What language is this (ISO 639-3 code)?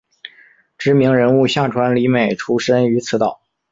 zho